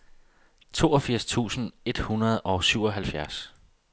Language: Danish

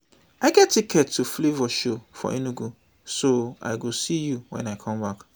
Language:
Nigerian Pidgin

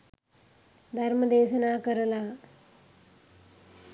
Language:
Sinhala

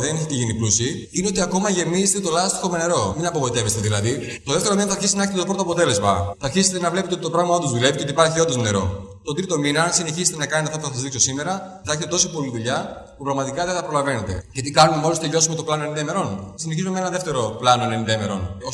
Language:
Greek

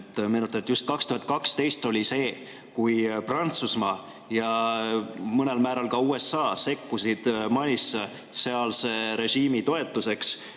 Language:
Estonian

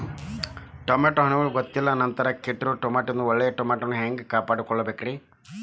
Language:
Kannada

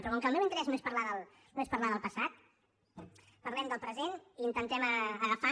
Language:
Catalan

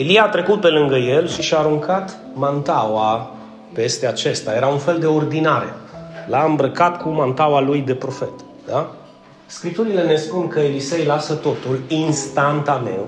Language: Romanian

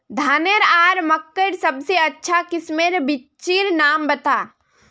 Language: Magahi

